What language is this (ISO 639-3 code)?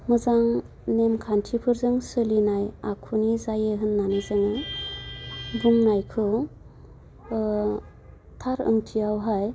brx